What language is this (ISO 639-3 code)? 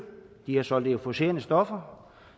dan